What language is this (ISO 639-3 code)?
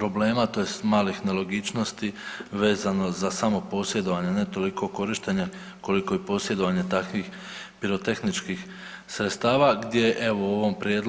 hrv